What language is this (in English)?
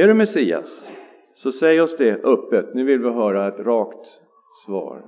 Swedish